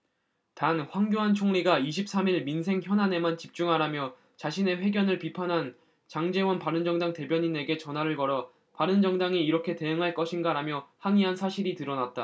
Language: Korean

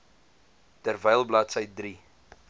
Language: Afrikaans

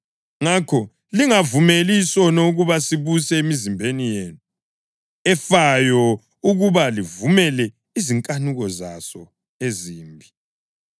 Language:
North Ndebele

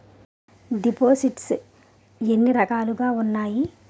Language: Telugu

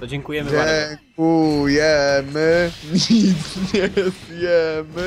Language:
Polish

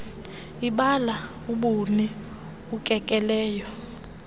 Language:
Xhosa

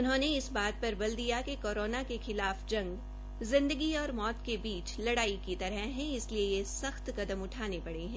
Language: Hindi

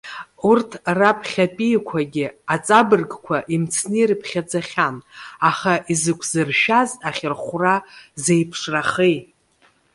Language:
Abkhazian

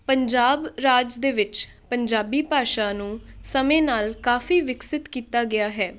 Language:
Punjabi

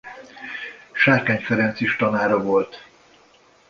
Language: Hungarian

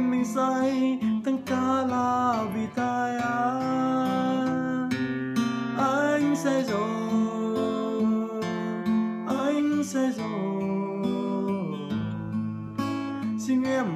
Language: Vietnamese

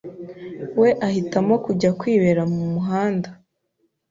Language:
Kinyarwanda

